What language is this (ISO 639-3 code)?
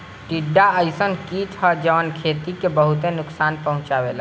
bho